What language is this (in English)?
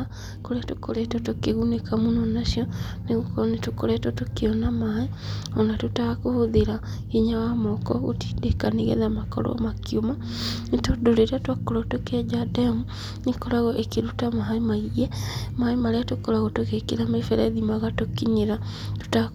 Kikuyu